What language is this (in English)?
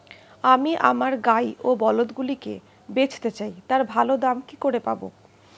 Bangla